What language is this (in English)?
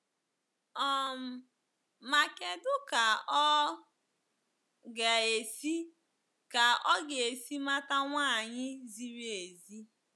Igbo